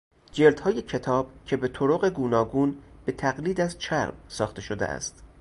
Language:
Persian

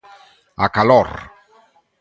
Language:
Galician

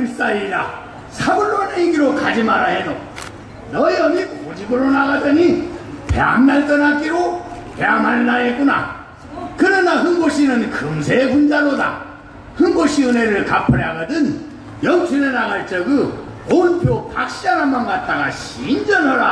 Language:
Korean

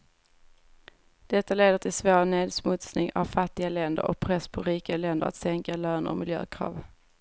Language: Swedish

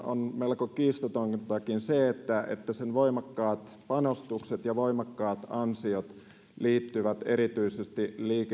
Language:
Finnish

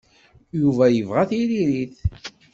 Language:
Kabyle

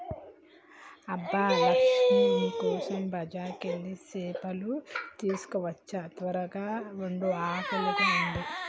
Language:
Telugu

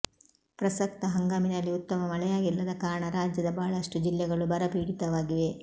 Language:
Kannada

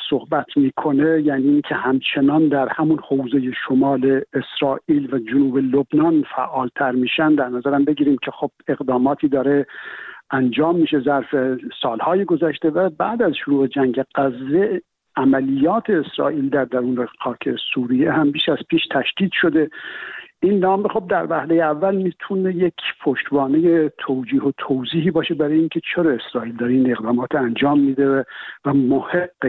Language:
Persian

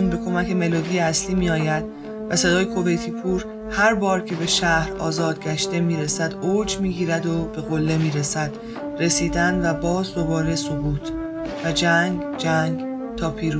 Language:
Persian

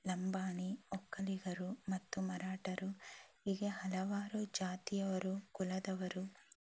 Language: Kannada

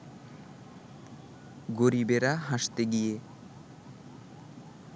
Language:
Bangla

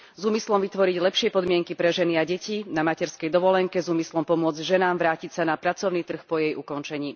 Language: Slovak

